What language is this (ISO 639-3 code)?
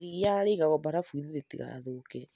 kik